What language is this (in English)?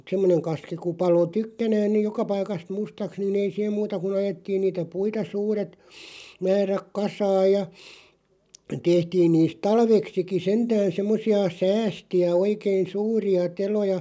Finnish